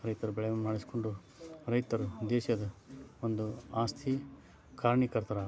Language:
Kannada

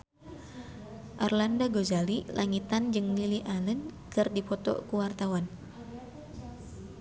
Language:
Sundanese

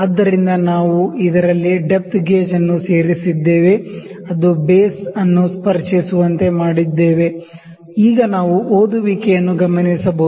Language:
Kannada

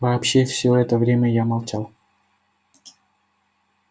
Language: Russian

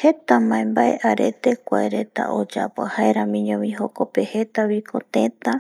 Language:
Eastern Bolivian Guaraní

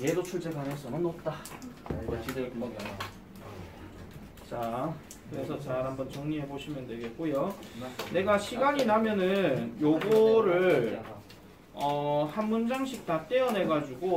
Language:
Korean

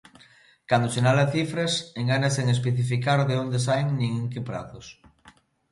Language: Galician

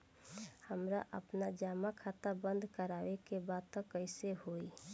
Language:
Bhojpuri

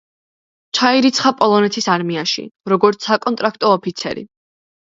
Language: Georgian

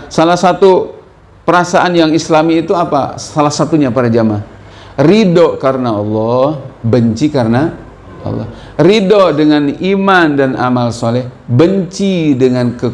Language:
Indonesian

